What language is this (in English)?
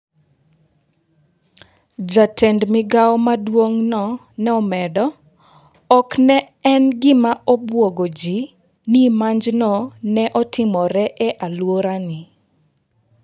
Luo (Kenya and Tanzania)